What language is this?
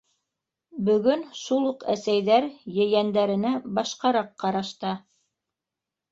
Bashkir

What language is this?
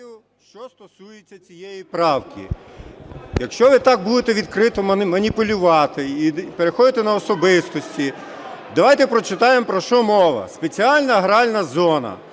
Ukrainian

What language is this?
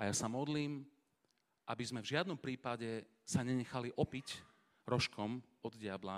Slovak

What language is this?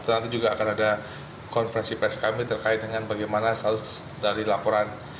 Indonesian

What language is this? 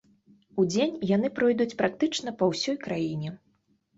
Belarusian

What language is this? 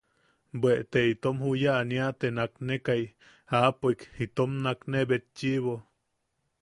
Yaqui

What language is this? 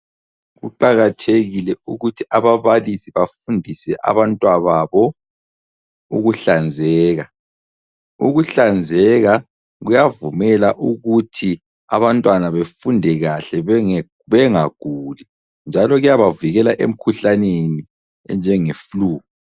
North Ndebele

